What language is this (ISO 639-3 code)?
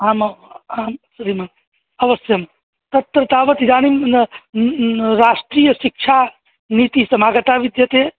san